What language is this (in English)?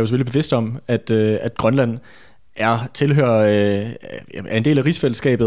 Danish